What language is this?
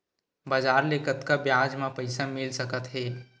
Chhattisgarhi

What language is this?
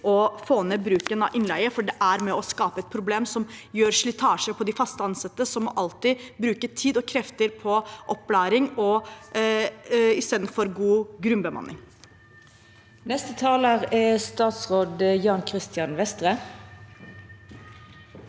Norwegian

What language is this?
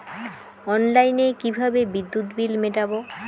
Bangla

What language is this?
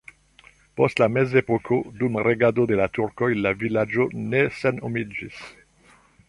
Esperanto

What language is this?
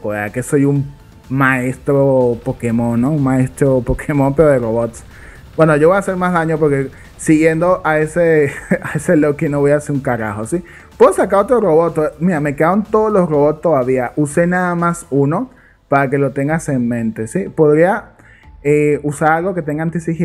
Spanish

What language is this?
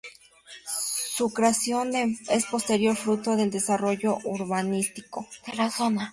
Spanish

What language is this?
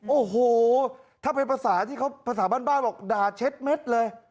Thai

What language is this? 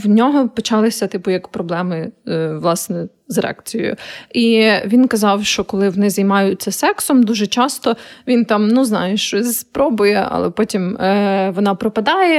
Ukrainian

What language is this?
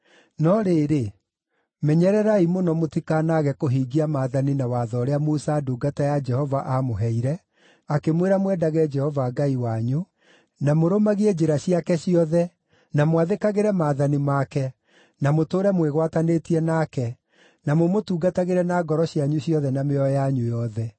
Kikuyu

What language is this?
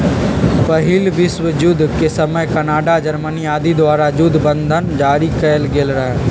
Magahi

